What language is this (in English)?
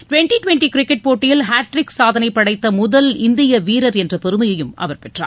Tamil